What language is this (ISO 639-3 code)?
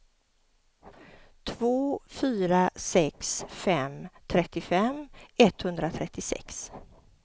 swe